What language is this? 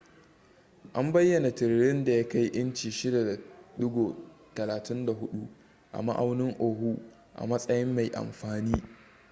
Hausa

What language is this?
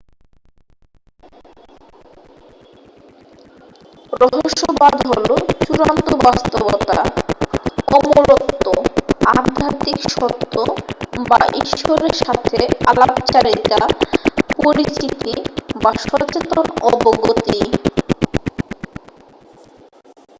Bangla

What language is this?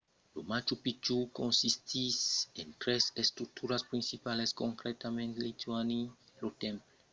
Occitan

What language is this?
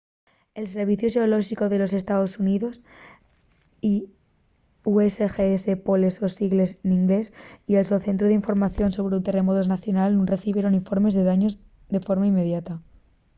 Asturian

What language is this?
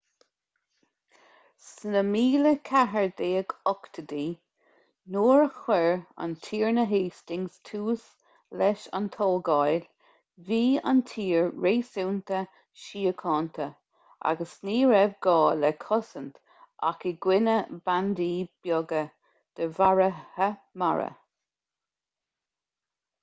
Irish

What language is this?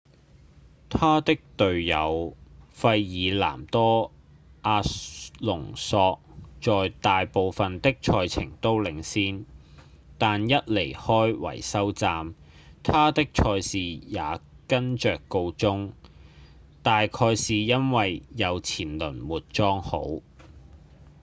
Cantonese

